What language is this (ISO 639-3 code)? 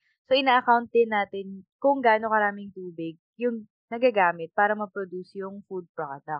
fil